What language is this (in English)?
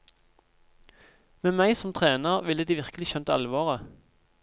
Norwegian